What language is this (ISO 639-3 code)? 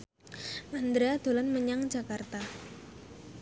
jav